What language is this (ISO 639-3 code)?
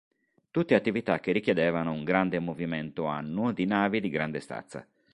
ita